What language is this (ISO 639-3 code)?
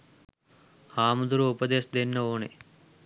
sin